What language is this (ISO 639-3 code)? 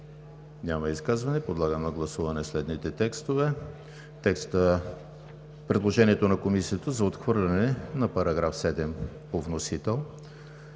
bul